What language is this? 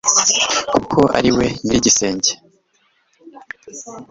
Kinyarwanda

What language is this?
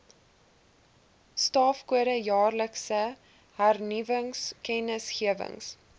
Afrikaans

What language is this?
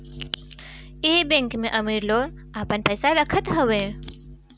Bhojpuri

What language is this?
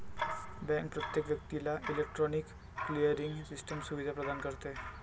Marathi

